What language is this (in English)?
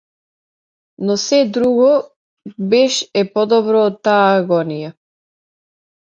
Macedonian